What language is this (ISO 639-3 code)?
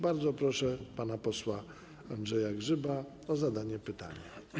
pol